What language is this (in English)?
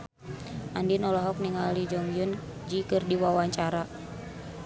Sundanese